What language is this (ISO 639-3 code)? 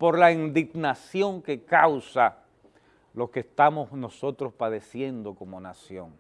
spa